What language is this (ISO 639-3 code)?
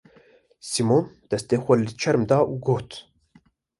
kur